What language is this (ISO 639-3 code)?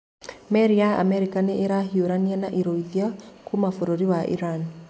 kik